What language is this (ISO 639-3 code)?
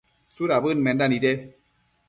mcf